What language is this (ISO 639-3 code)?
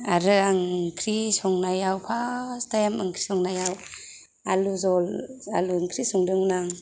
brx